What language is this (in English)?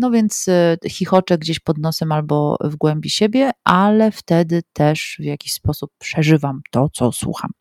Polish